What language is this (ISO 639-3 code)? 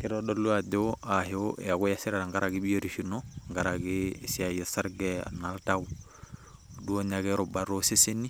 mas